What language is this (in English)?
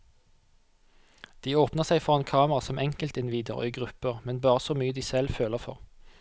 Norwegian